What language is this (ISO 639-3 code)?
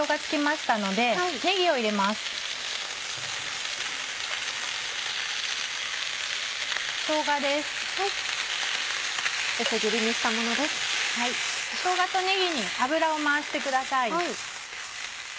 jpn